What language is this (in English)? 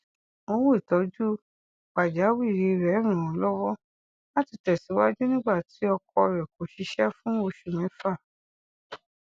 Yoruba